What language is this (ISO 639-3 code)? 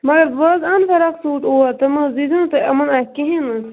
kas